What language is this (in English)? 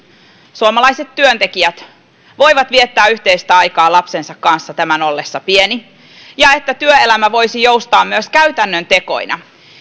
Finnish